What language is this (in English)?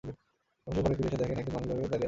Bangla